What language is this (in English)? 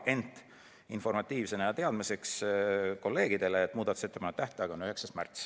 Estonian